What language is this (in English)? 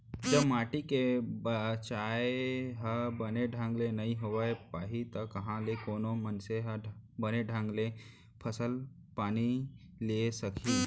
Chhattisgarhi